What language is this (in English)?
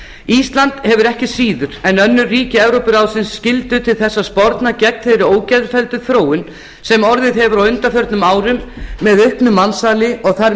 Icelandic